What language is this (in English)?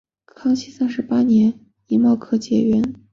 Chinese